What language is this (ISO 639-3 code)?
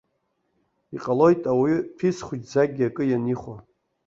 abk